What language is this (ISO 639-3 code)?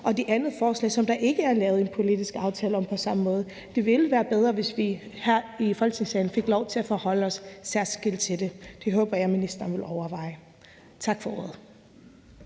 dan